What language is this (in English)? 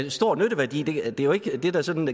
Danish